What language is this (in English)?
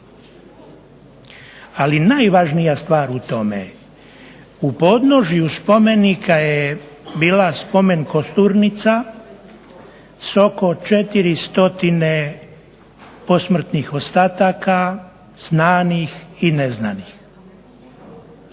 Croatian